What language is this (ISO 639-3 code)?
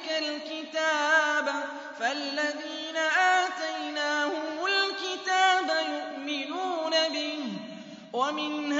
ara